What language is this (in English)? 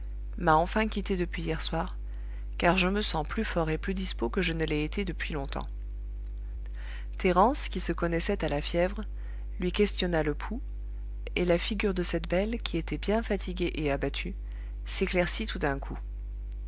French